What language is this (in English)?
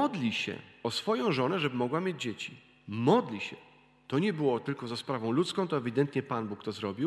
Polish